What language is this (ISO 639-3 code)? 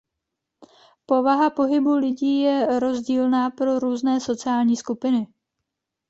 ces